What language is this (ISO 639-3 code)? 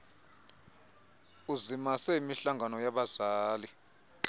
xho